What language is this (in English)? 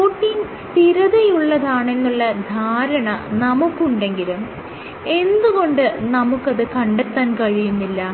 Malayalam